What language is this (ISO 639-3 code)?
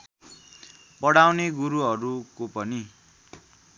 nep